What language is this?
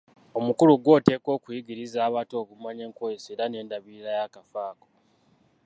Ganda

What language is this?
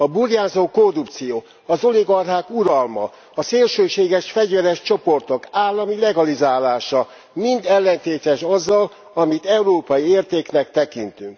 Hungarian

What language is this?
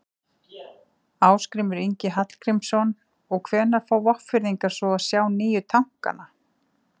Icelandic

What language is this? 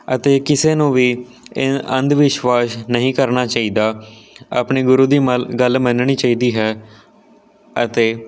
Punjabi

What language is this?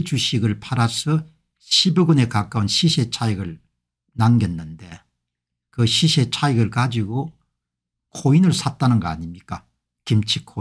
Korean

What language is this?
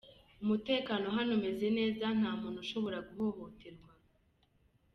Kinyarwanda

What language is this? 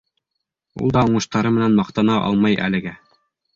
Bashkir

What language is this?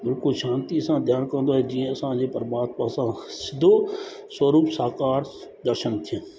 Sindhi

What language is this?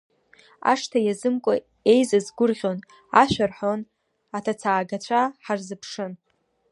Abkhazian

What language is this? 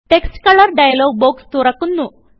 Malayalam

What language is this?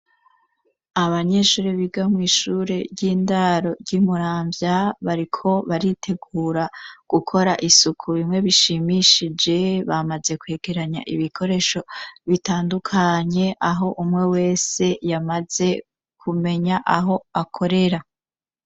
Rundi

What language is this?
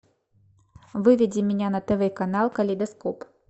Russian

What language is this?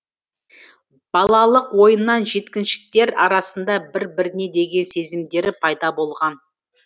Kazakh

